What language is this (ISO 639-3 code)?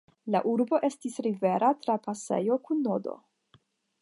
epo